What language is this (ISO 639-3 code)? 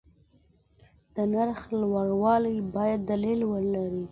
pus